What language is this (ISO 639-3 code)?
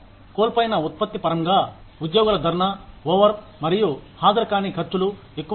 tel